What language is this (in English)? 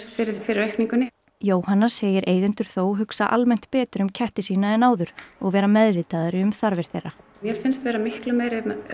Icelandic